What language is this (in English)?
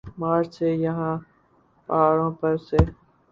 Urdu